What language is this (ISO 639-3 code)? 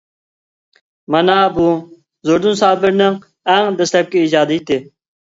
uig